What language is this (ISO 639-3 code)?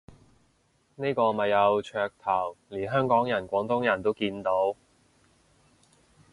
yue